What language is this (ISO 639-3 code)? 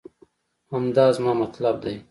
pus